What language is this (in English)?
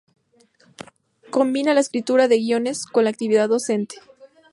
Spanish